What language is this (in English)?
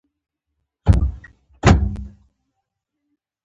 Pashto